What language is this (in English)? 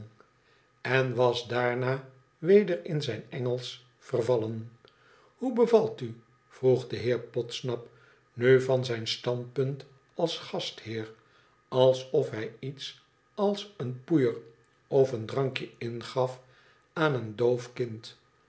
Dutch